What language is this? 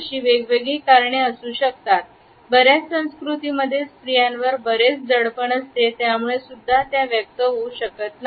Marathi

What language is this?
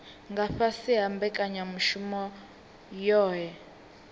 Venda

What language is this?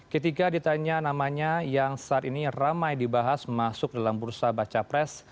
Indonesian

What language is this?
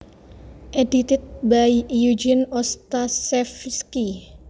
Javanese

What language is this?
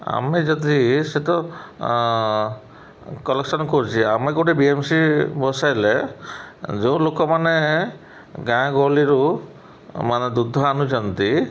Odia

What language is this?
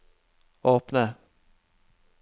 Norwegian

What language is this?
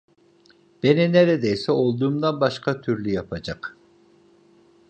Turkish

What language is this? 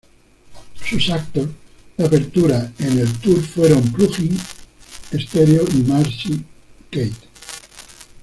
Spanish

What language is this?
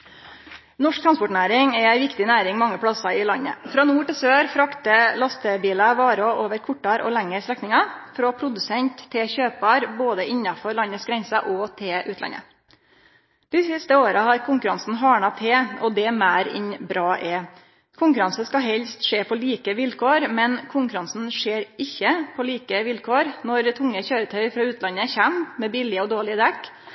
Norwegian Nynorsk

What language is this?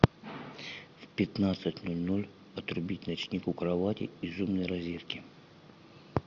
Russian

